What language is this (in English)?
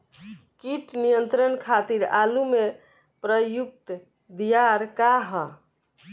Bhojpuri